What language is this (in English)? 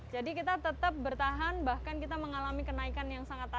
Indonesian